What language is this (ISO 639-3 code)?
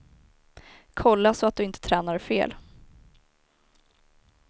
swe